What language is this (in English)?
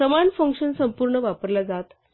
Marathi